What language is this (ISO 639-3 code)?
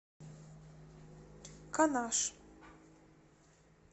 rus